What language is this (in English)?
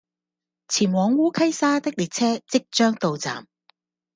Cantonese